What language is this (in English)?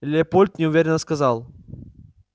Russian